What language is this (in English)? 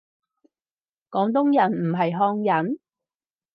Cantonese